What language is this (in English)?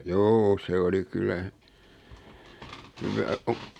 Finnish